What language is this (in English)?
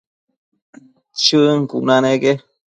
Matsés